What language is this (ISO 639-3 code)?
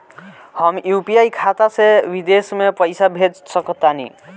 bho